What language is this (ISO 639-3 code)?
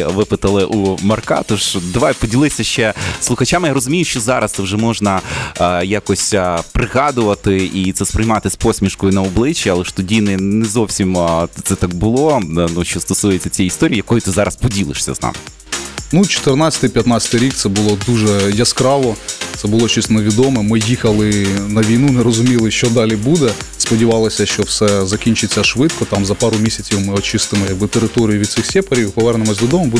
ukr